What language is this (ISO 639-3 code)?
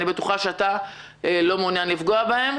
heb